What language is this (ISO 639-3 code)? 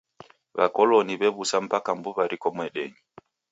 dav